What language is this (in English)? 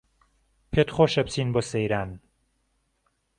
Central Kurdish